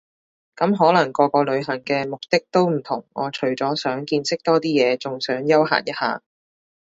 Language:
Cantonese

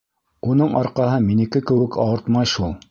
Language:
Bashkir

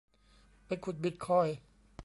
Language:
Thai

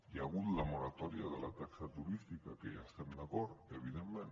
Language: Catalan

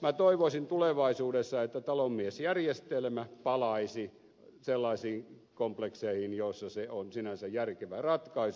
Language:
Finnish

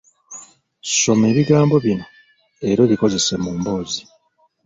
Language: Ganda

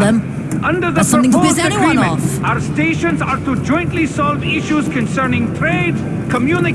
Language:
English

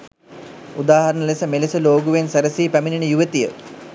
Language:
Sinhala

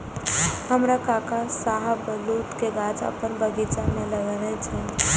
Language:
Maithili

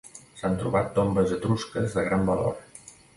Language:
Catalan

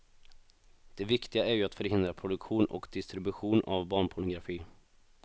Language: Swedish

